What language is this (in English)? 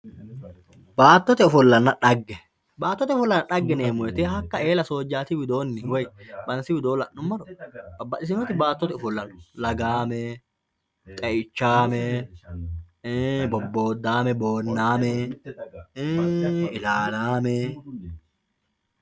Sidamo